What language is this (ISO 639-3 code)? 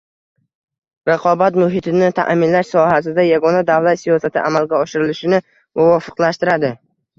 uzb